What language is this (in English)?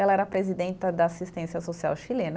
Portuguese